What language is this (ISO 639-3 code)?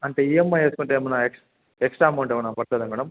tel